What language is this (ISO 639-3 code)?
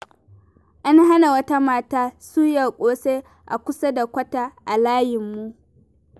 hau